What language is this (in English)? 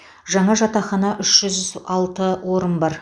Kazakh